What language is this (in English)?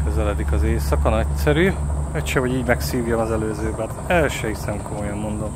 Hungarian